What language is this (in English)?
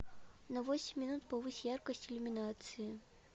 Russian